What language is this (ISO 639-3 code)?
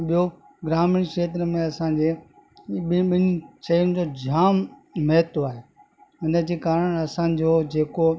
snd